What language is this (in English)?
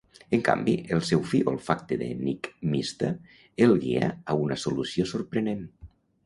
Catalan